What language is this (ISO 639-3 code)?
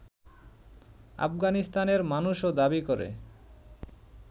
ben